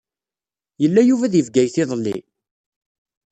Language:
Kabyle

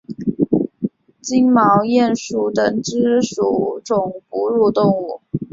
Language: Chinese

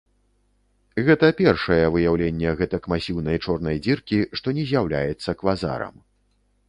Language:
Belarusian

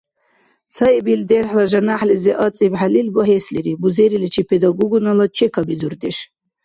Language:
Dargwa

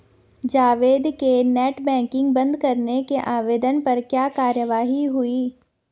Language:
Hindi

